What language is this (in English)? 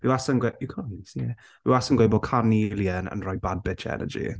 Welsh